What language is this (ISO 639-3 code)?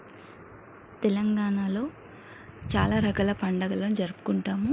tel